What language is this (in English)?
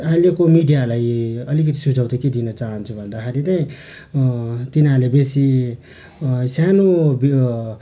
Nepali